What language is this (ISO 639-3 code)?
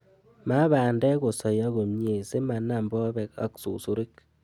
kln